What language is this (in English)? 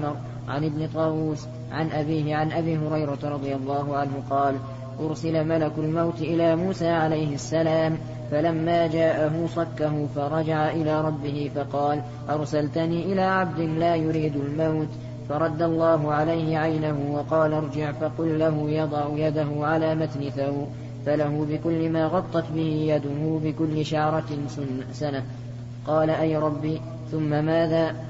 Arabic